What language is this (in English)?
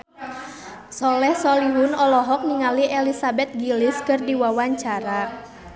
Sundanese